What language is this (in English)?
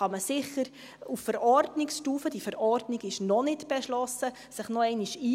Swiss German